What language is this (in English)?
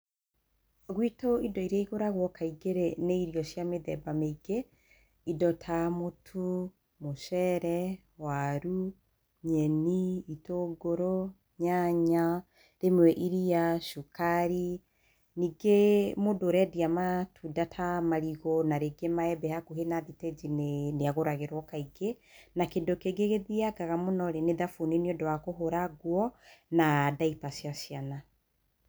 Kikuyu